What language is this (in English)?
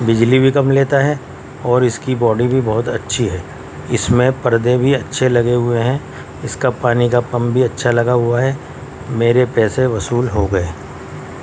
Urdu